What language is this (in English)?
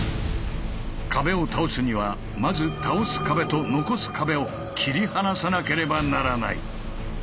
Japanese